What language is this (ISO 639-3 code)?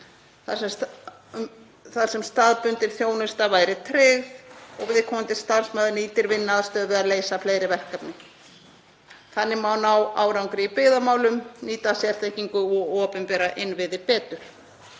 isl